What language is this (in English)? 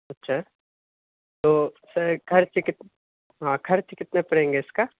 Urdu